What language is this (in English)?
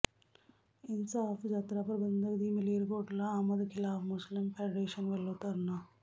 Punjabi